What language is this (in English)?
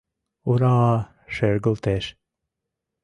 Mari